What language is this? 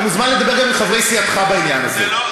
Hebrew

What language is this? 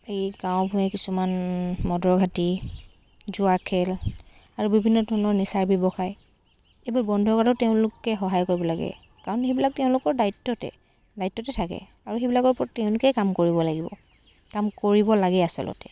Assamese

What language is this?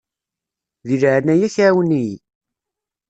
Kabyle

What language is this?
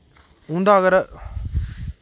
Dogri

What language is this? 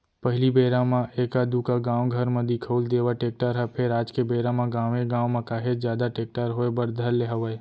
Chhattisgarhi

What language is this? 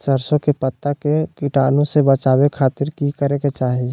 Magahi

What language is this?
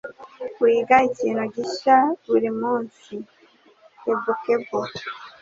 Kinyarwanda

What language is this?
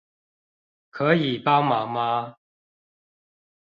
Chinese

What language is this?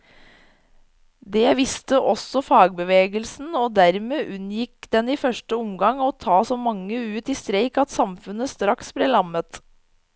Norwegian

